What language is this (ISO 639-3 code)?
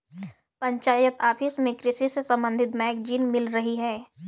hin